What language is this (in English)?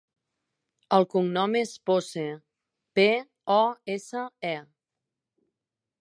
Catalan